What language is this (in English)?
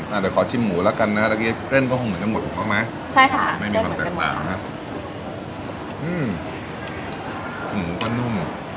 Thai